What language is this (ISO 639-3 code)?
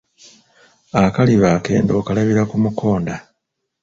lug